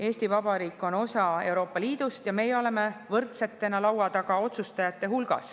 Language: Estonian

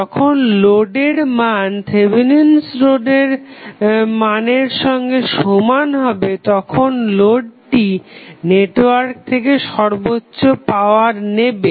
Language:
Bangla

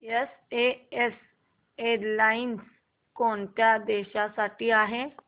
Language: Marathi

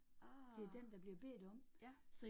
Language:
Danish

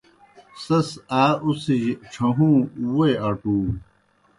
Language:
Kohistani Shina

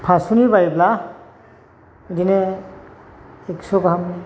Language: Bodo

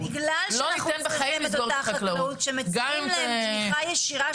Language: Hebrew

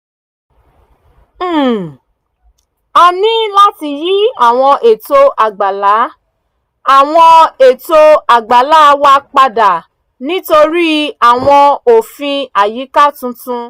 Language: Yoruba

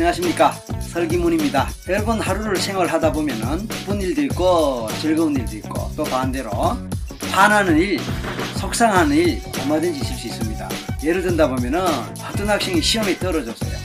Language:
Korean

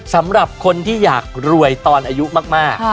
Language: Thai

